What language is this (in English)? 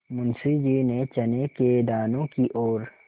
Hindi